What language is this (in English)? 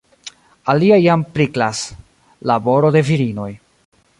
Esperanto